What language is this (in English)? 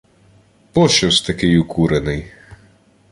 Ukrainian